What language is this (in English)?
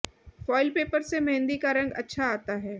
Hindi